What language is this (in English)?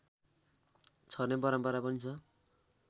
Nepali